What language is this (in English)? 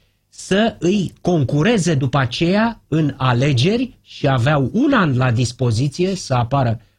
Romanian